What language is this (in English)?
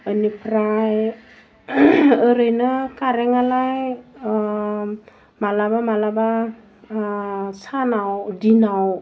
Bodo